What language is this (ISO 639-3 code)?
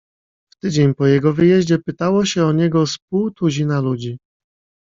pol